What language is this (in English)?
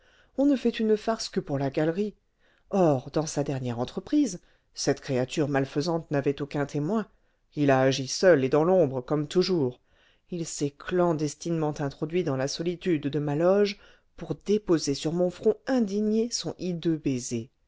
French